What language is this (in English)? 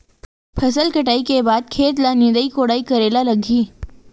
Chhattisgarhi